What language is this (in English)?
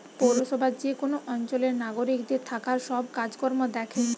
Bangla